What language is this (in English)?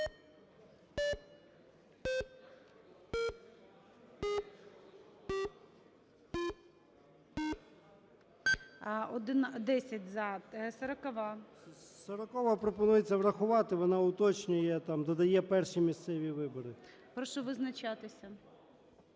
Ukrainian